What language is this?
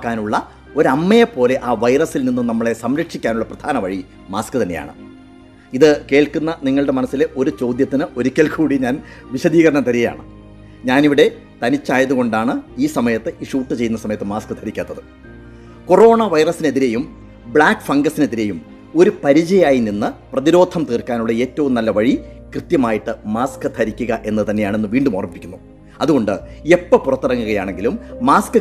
Malayalam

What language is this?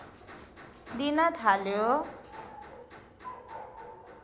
Nepali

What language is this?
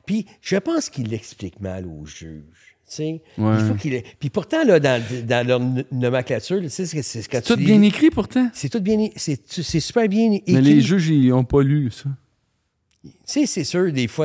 French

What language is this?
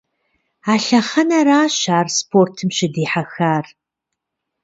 Kabardian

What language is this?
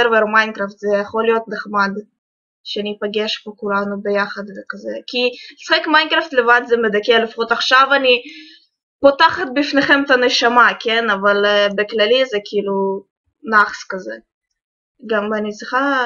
Hebrew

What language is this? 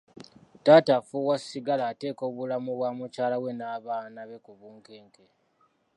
Ganda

